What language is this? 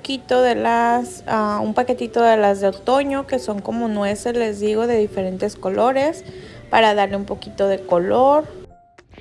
Spanish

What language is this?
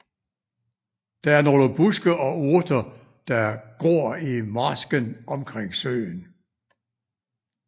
Danish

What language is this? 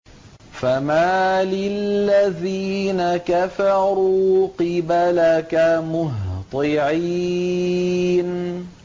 Arabic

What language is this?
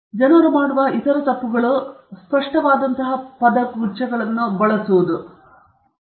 Kannada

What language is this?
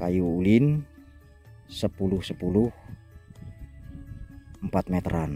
Indonesian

